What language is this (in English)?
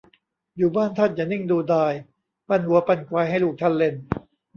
Thai